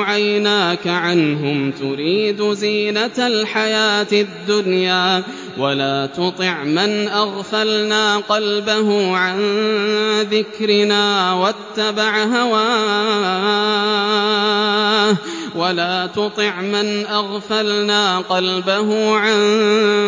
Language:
Arabic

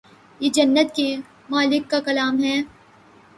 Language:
Urdu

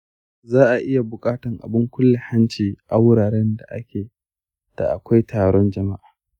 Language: Hausa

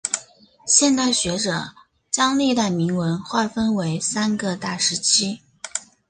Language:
Chinese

